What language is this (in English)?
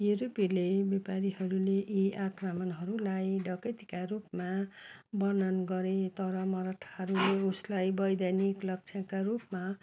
Nepali